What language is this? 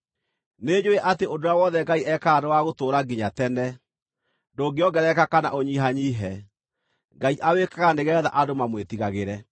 Kikuyu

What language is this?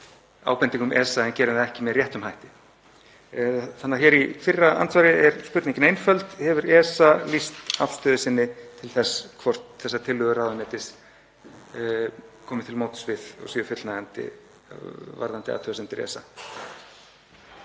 Icelandic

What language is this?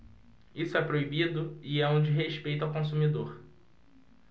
Portuguese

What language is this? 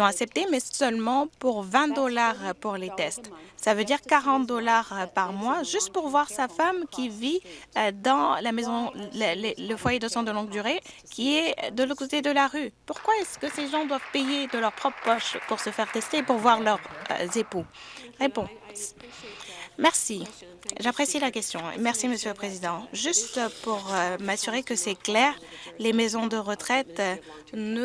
French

